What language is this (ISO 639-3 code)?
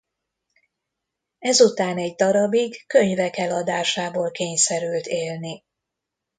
hun